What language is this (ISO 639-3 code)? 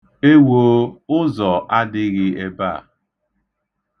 ibo